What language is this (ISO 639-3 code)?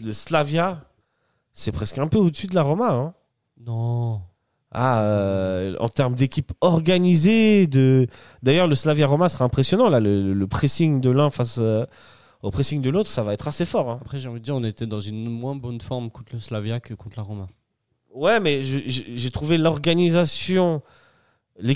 fra